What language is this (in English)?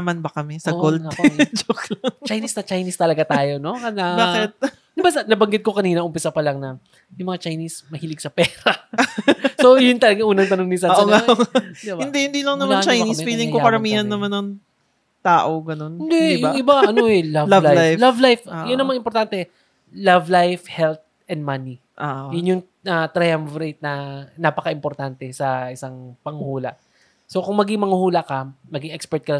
Filipino